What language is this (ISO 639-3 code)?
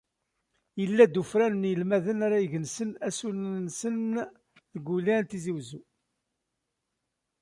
kab